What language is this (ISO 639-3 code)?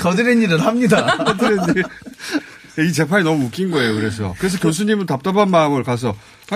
kor